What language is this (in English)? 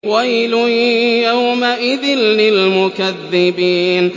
Arabic